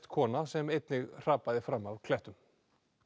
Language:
Icelandic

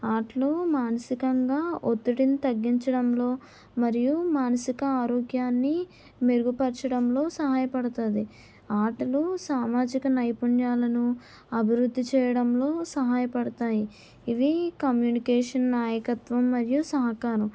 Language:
Telugu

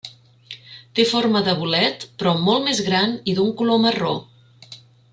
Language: Catalan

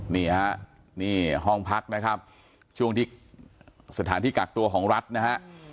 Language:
Thai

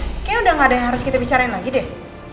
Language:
Indonesian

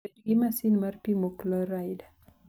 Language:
Luo (Kenya and Tanzania)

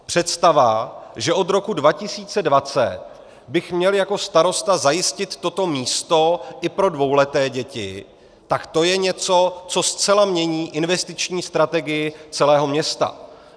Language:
Czech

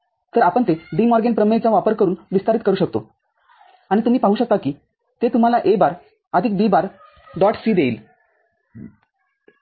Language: Marathi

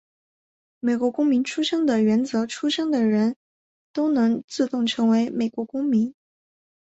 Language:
Chinese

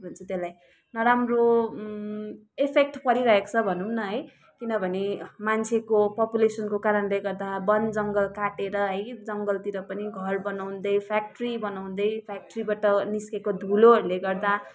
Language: Nepali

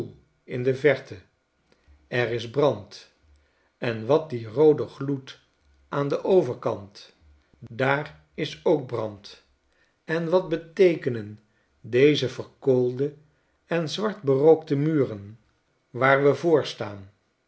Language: Dutch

